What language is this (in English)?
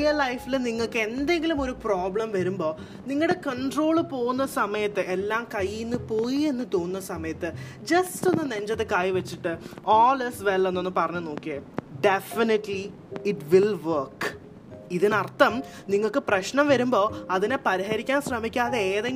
Malayalam